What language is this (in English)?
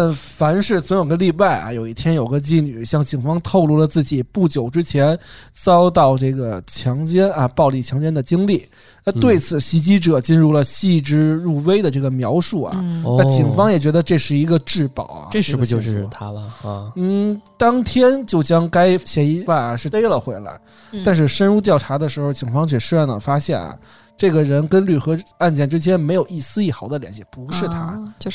Chinese